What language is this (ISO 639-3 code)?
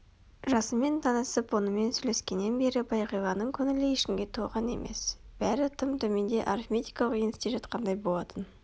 kaz